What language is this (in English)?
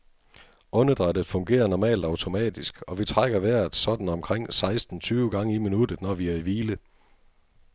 Danish